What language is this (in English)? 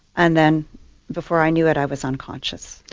English